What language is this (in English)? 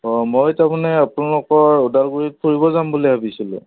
Assamese